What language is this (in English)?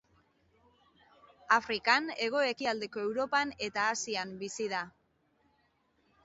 Basque